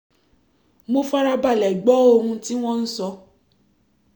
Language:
Yoruba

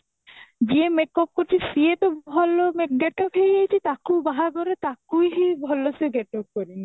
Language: Odia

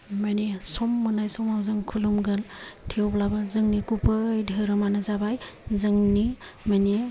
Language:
Bodo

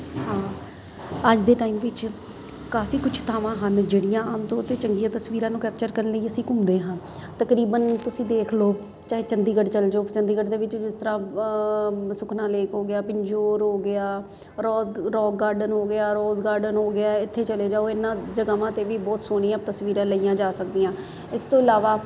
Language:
Punjabi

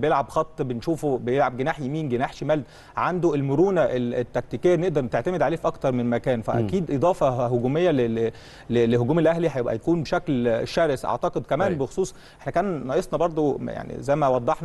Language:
Arabic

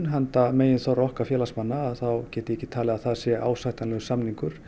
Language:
Icelandic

